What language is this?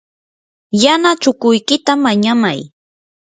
Yanahuanca Pasco Quechua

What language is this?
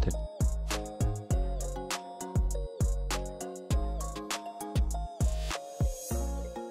Filipino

